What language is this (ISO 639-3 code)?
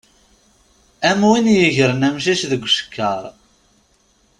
kab